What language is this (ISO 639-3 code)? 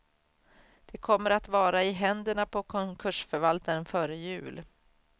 swe